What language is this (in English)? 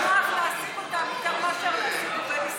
Hebrew